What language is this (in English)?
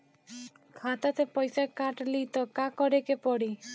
Bhojpuri